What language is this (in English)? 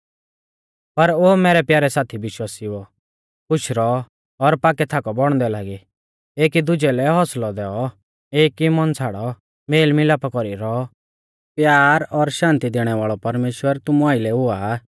Mahasu Pahari